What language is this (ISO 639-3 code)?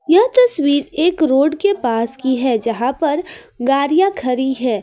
hin